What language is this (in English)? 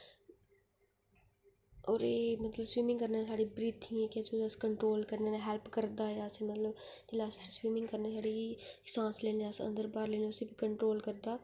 Dogri